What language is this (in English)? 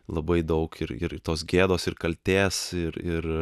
Lithuanian